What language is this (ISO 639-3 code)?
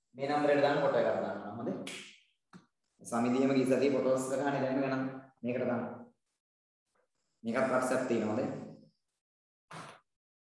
ind